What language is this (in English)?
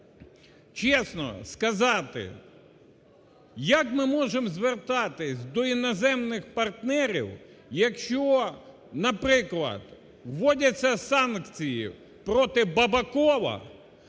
Ukrainian